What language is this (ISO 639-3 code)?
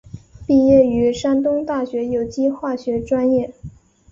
zho